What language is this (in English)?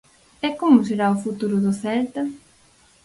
Galician